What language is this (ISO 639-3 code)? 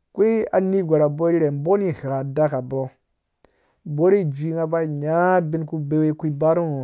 ldb